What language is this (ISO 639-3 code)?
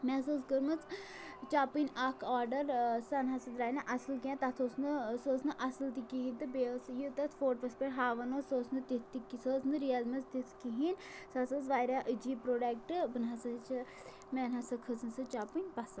kas